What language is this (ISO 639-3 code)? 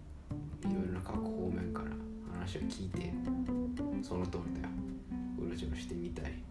jpn